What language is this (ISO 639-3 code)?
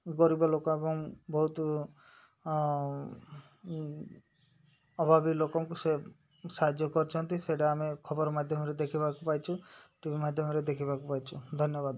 ori